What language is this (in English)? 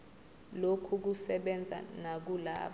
Zulu